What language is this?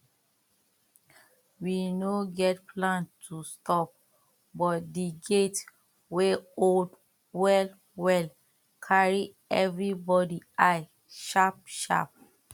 Nigerian Pidgin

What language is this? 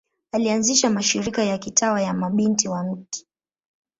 Swahili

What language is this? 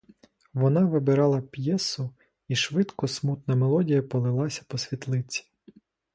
Ukrainian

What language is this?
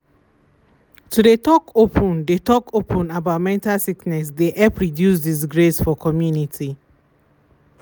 Nigerian Pidgin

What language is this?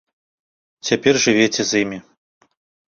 Belarusian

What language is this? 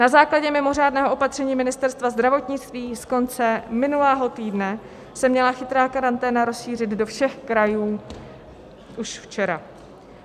Czech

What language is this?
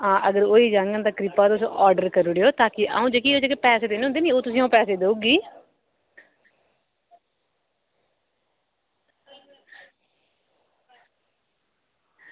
Dogri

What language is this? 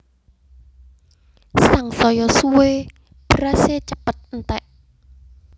Javanese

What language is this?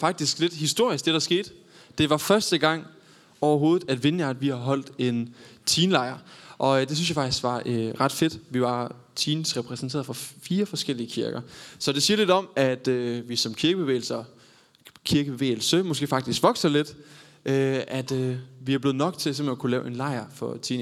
Danish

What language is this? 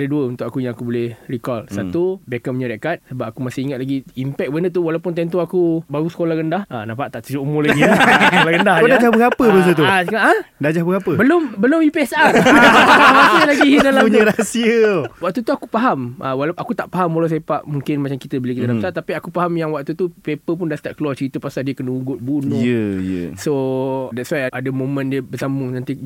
Malay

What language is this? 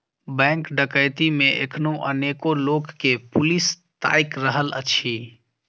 Maithili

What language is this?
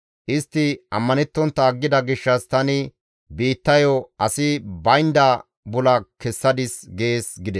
Gamo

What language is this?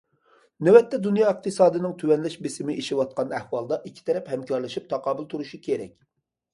Uyghur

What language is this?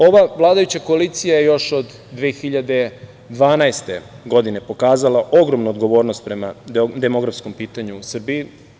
Serbian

